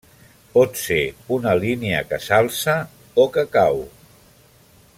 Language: Catalan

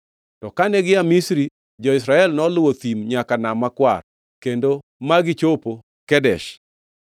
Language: Luo (Kenya and Tanzania)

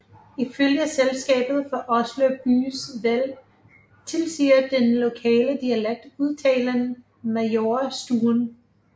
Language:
Danish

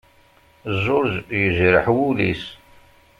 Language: Kabyle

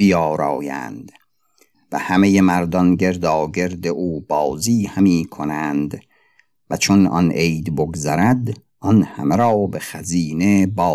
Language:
Persian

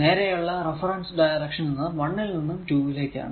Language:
Malayalam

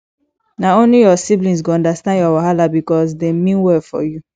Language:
Nigerian Pidgin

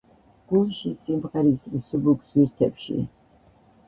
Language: Georgian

